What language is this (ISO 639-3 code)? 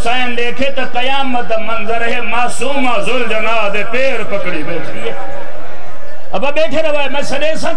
ara